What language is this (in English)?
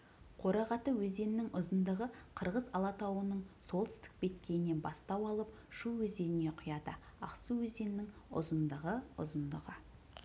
Kazakh